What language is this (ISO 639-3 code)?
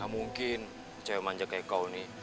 ind